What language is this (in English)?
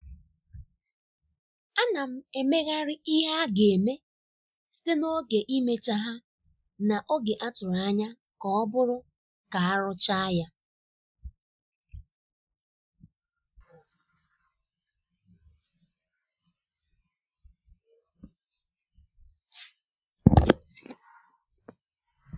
Igbo